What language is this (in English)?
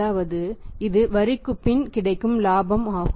Tamil